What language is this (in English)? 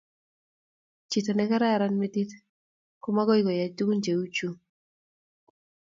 Kalenjin